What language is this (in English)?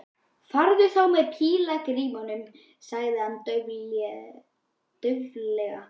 Icelandic